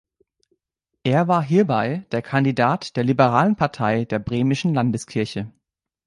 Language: German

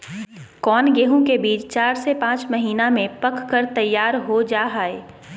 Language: Magahi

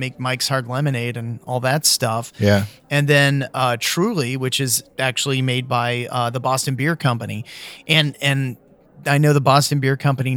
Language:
English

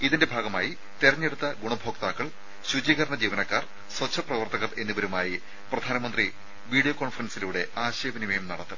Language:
Malayalam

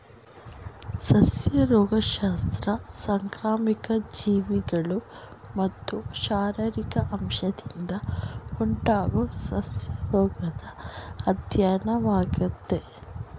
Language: Kannada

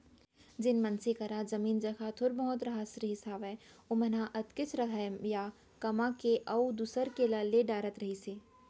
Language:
Chhattisgarhi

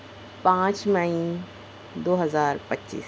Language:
Urdu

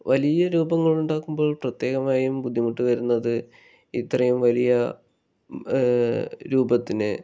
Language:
Malayalam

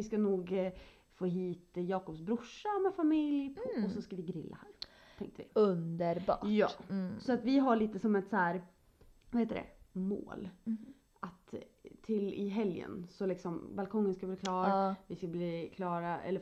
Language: Swedish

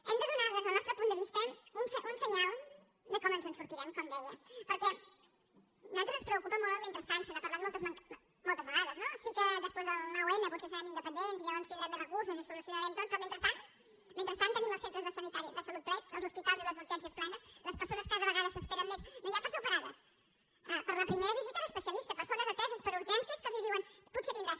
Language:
Catalan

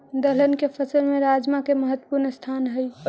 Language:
Magahi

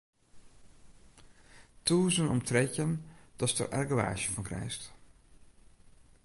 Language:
Western Frisian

